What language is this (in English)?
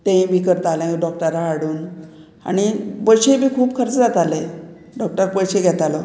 Konkani